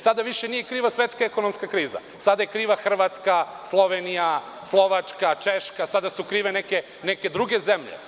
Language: Serbian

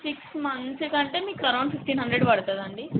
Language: Telugu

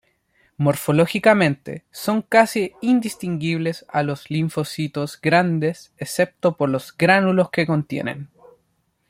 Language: Spanish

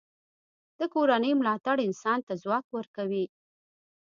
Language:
Pashto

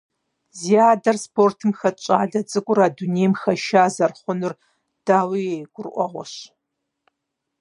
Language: Kabardian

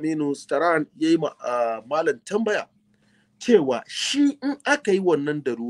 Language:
Arabic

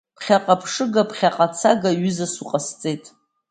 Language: Abkhazian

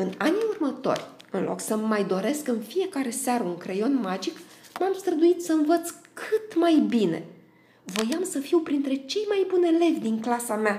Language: Romanian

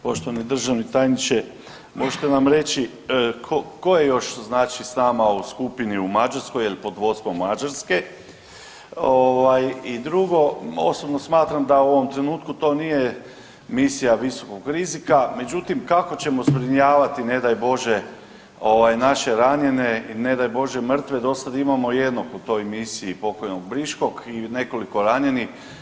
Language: Croatian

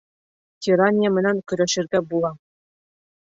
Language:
Bashkir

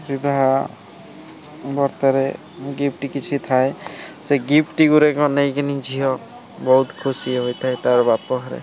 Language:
Odia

